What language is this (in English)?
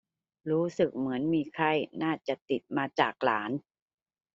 Thai